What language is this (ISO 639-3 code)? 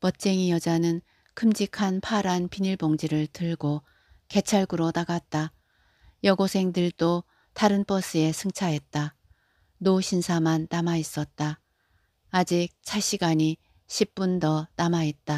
kor